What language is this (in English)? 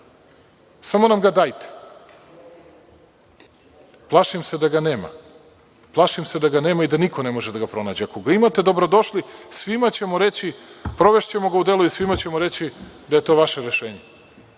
Serbian